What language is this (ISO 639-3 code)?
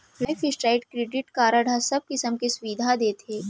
hne